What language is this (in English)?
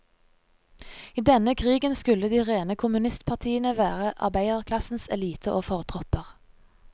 Norwegian